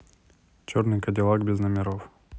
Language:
Russian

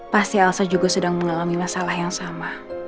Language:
Indonesian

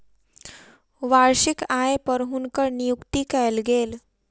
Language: Maithili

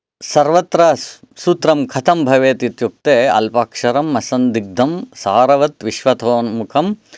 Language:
Sanskrit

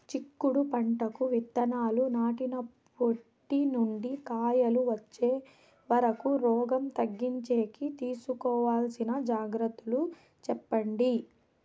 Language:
Telugu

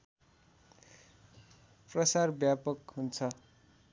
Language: Nepali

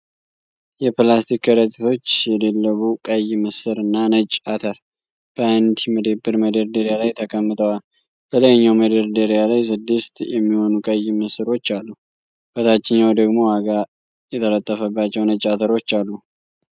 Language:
Amharic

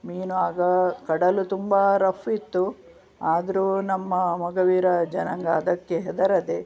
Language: Kannada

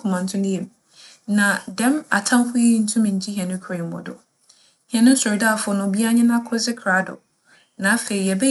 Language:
Akan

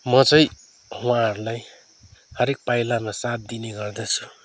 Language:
Nepali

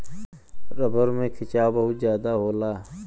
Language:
Bhojpuri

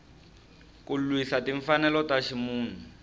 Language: Tsonga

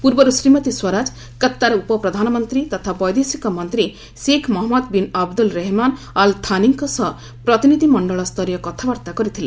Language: Odia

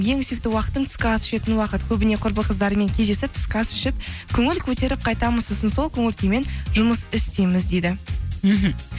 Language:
Kazakh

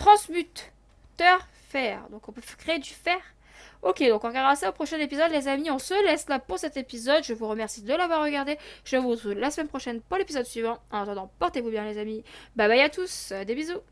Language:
French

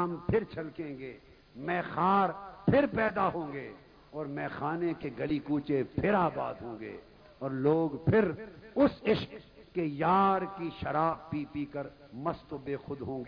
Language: Urdu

